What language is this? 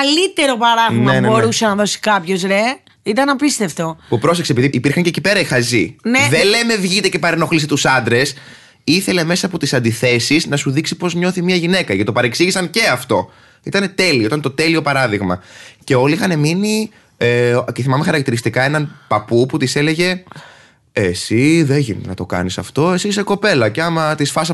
Greek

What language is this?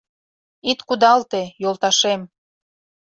Mari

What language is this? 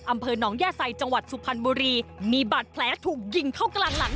Thai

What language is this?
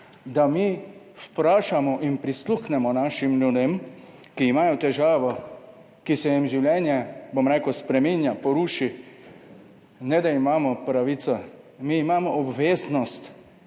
Slovenian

